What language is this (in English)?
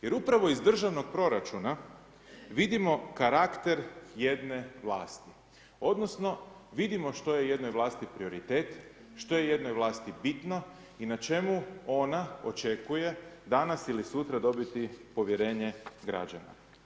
Croatian